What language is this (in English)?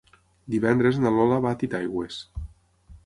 Catalan